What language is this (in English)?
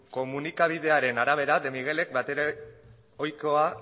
Basque